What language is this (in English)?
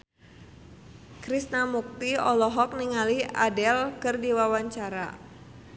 Sundanese